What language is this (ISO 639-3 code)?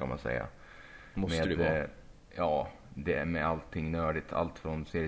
swe